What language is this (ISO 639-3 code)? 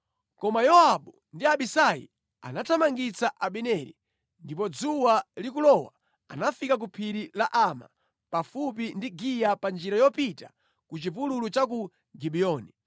nya